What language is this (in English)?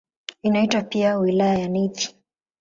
Swahili